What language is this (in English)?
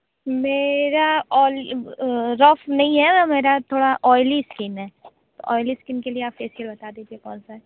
Hindi